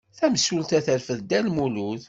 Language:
Kabyle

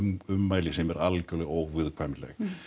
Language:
Icelandic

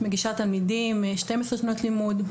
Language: Hebrew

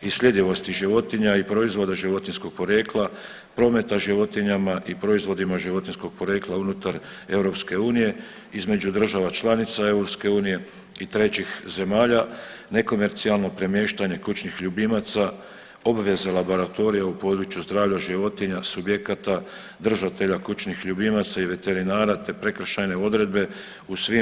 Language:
Croatian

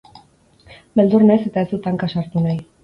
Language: Basque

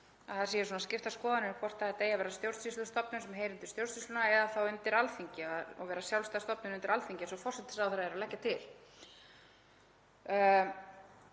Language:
Icelandic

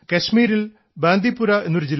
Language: Malayalam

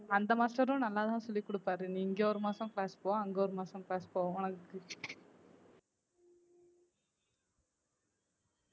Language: Tamil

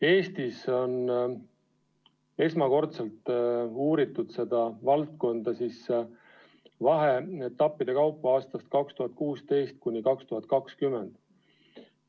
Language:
Estonian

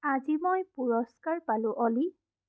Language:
Assamese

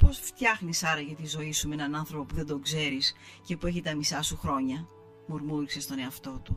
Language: Greek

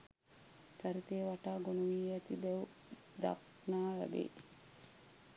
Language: Sinhala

